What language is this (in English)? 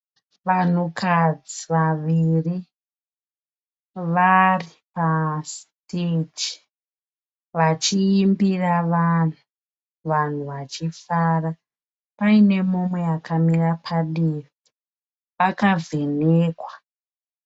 Shona